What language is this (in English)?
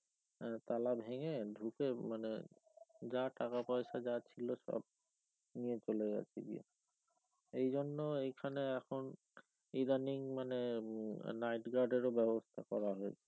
Bangla